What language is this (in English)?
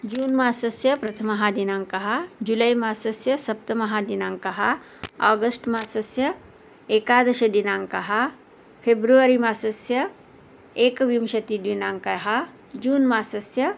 Sanskrit